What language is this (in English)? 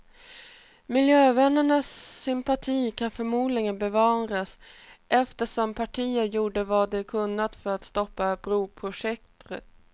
Swedish